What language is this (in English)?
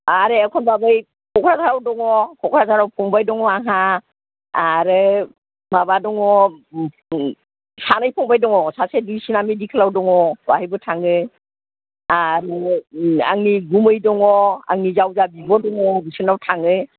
Bodo